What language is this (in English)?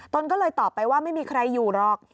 Thai